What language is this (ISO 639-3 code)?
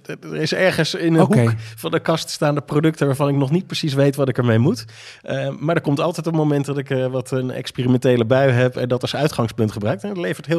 nld